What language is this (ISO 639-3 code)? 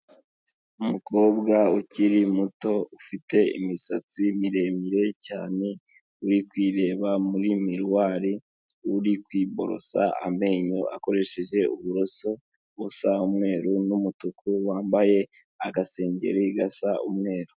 kin